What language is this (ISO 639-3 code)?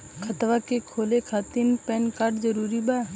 bho